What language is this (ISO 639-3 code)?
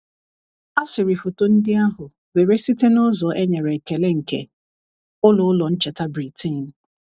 ibo